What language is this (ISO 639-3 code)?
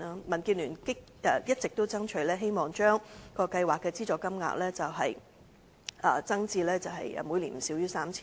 yue